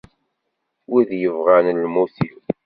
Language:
Kabyle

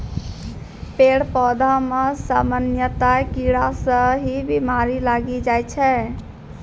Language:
Maithili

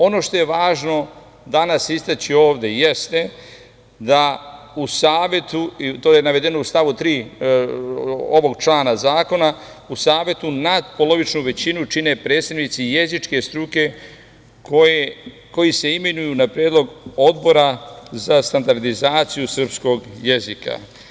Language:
Serbian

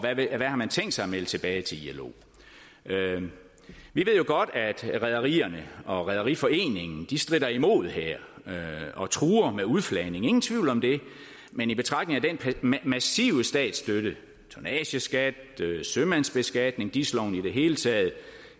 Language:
Danish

